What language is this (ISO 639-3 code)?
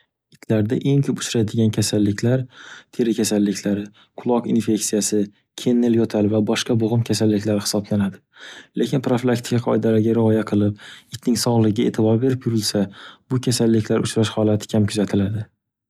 uzb